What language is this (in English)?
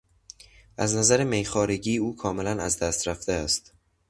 Persian